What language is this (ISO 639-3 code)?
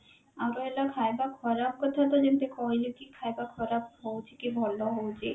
ori